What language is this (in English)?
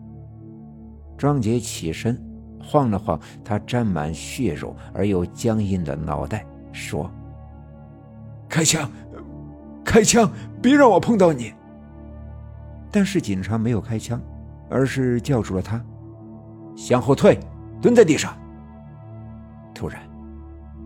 Chinese